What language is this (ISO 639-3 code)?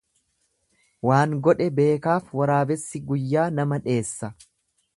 orm